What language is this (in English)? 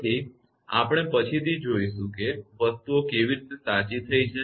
Gujarati